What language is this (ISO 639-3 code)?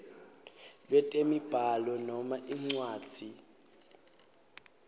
ssw